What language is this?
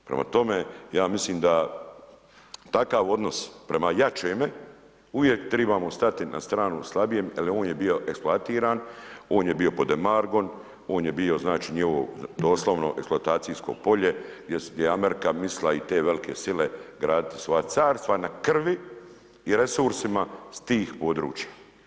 Croatian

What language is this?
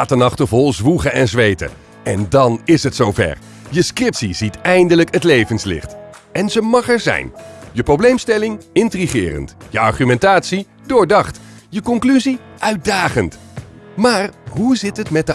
Dutch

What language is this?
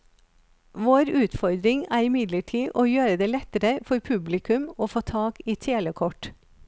Norwegian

